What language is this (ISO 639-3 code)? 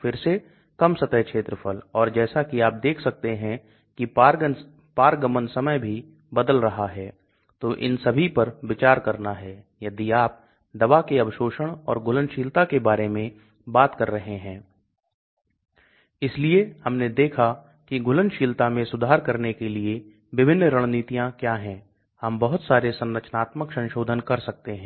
hin